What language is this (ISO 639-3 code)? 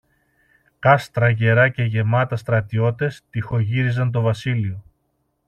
ell